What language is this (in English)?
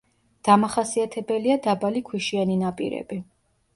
Georgian